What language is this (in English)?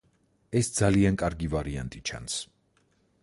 Georgian